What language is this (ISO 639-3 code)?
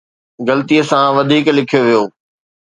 snd